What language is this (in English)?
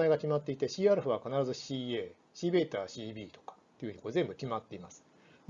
Japanese